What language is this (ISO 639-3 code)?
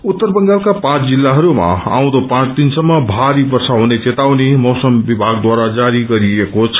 nep